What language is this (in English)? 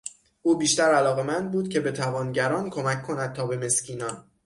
Persian